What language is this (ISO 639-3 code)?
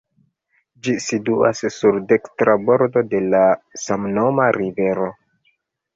epo